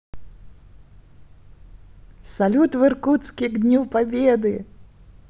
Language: Russian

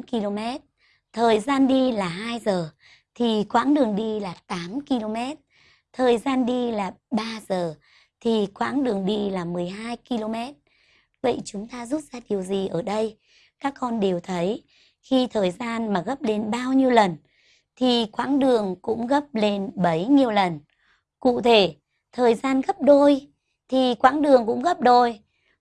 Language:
Vietnamese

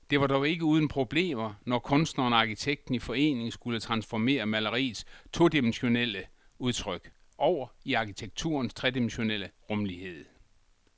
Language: Danish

